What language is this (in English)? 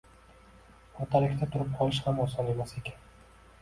Uzbek